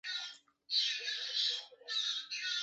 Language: Chinese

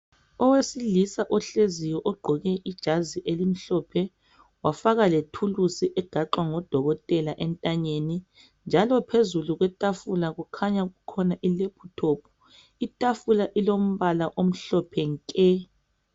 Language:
North Ndebele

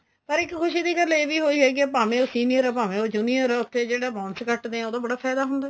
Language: Punjabi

